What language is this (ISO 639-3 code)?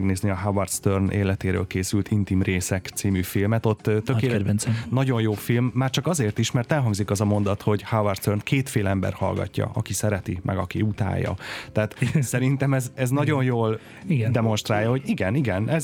hun